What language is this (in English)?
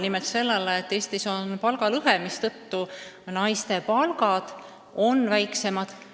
Estonian